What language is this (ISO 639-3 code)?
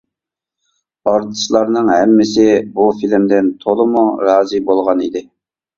uig